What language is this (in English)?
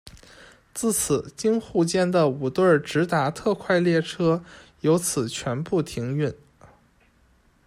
Chinese